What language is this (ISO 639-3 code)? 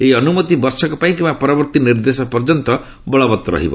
ori